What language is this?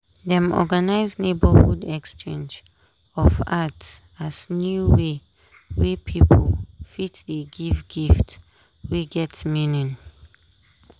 Nigerian Pidgin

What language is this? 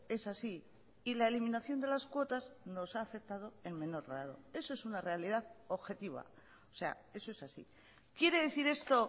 Spanish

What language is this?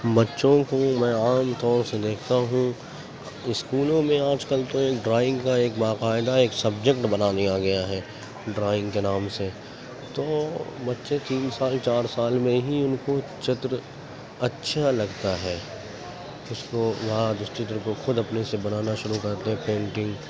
Urdu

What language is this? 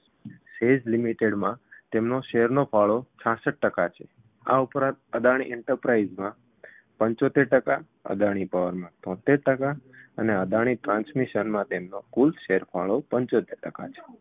Gujarati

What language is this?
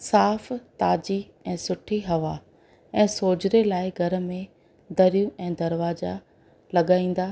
Sindhi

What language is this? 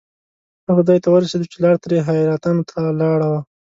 Pashto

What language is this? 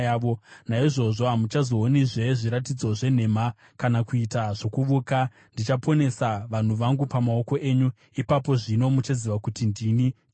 Shona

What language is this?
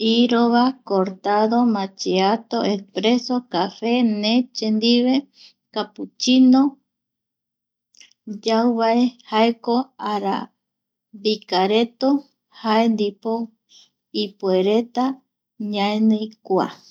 Eastern Bolivian Guaraní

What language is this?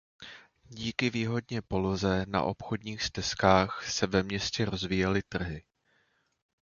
Czech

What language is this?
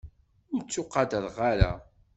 Kabyle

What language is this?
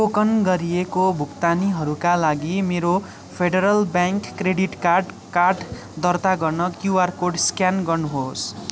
Nepali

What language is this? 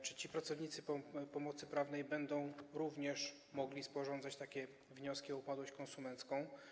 Polish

